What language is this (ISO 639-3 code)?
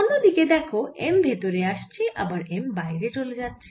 ben